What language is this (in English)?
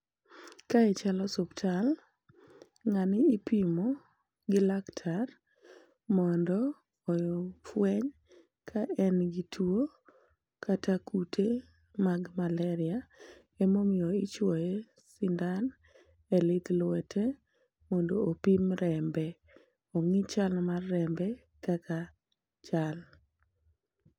Luo (Kenya and Tanzania)